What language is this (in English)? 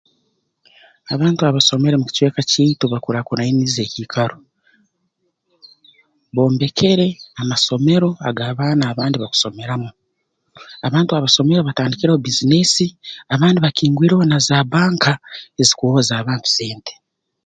Tooro